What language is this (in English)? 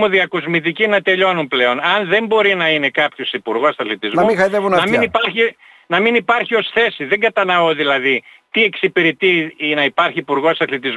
Greek